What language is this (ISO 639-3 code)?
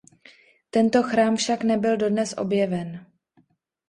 ces